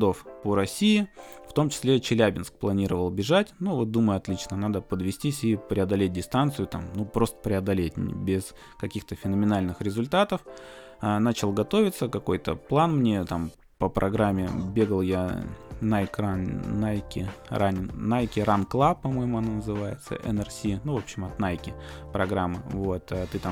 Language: Russian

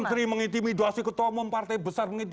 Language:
Indonesian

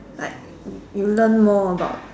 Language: English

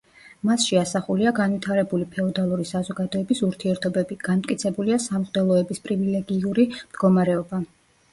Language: Georgian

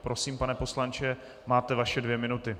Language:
Czech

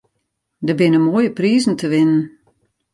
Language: Western Frisian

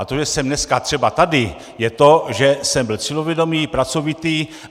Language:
Czech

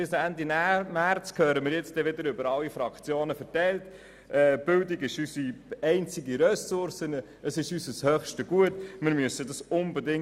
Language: Swiss German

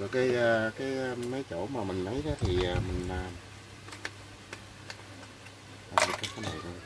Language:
Vietnamese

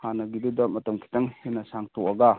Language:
Manipuri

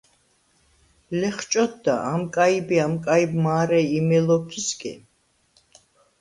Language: Svan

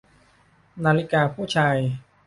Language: Thai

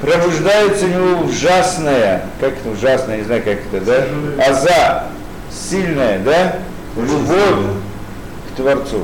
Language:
Russian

